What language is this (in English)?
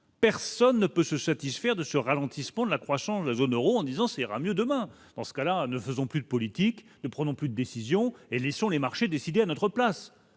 French